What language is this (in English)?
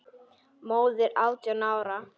Icelandic